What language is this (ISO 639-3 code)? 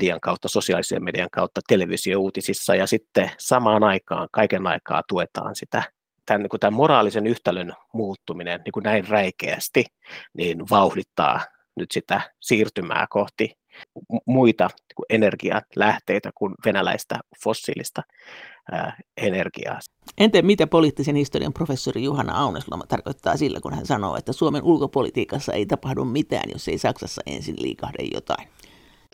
fin